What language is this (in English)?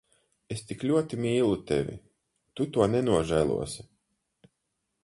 Latvian